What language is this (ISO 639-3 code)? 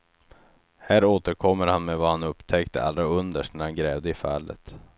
swe